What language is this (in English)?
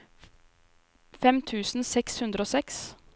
Norwegian